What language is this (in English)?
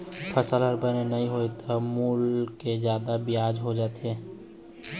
Chhattisgarhi